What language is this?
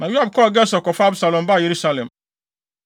Akan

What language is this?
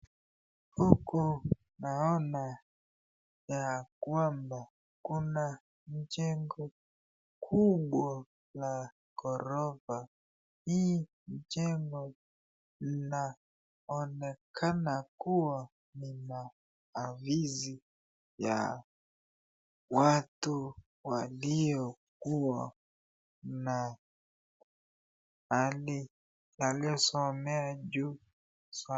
Swahili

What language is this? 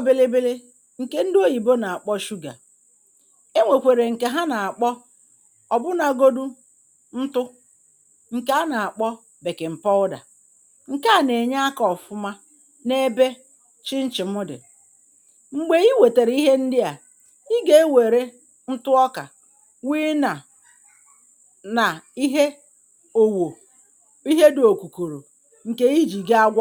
Igbo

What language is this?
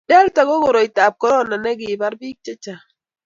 Kalenjin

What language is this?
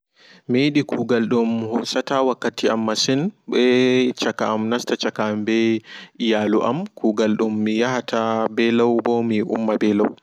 Fula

